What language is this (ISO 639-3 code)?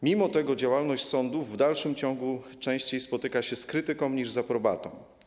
pol